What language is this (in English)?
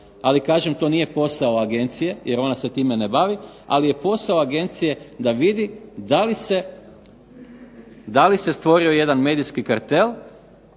Croatian